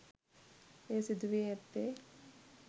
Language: Sinhala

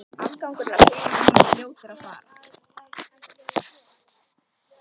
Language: Icelandic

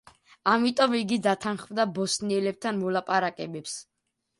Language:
Georgian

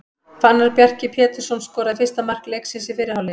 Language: Icelandic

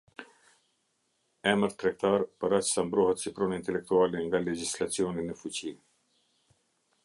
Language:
Albanian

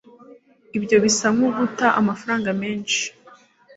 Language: Kinyarwanda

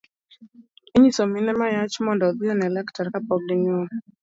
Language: Luo (Kenya and Tanzania)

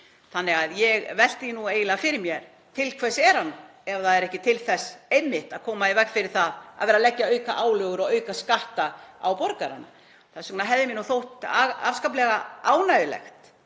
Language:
Icelandic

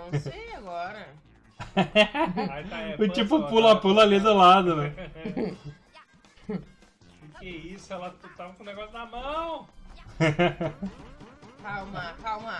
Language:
Portuguese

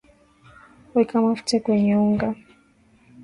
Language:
Swahili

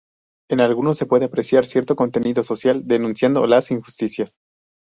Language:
Spanish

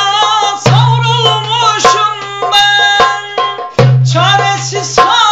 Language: Turkish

